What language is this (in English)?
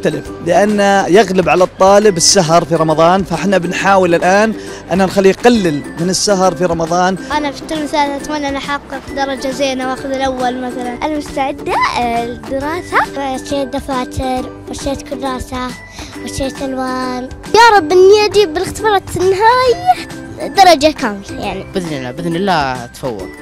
Arabic